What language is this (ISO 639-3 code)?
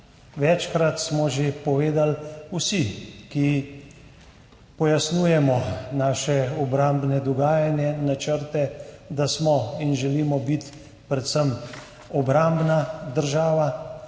slv